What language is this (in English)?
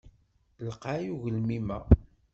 Kabyle